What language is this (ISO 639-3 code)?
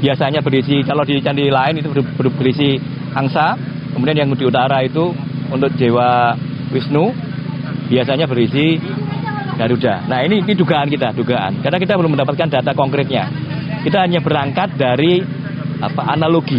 ind